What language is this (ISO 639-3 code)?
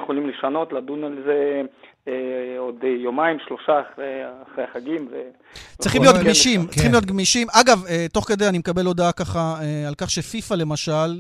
heb